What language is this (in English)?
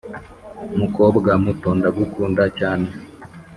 Kinyarwanda